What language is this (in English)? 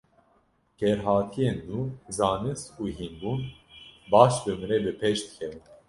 Kurdish